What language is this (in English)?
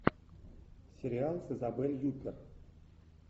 Russian